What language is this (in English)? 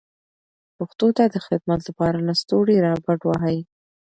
Pashto